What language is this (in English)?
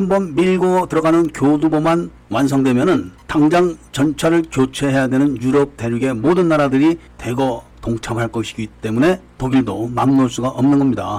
Korean